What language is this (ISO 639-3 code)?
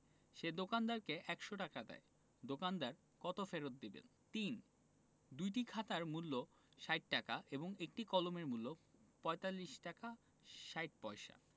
ben